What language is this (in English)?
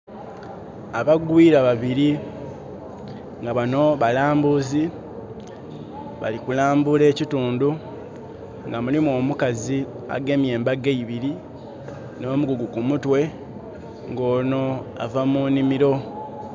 Soga